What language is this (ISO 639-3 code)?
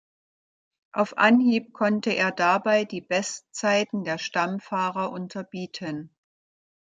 deu